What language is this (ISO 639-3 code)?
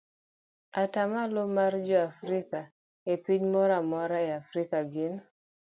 luo